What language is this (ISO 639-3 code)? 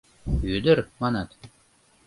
chm